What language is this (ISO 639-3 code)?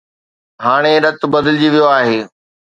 snd